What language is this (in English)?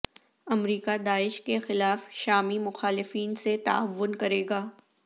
Urdu